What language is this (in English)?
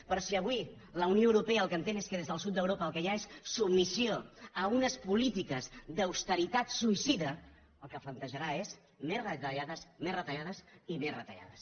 Catalan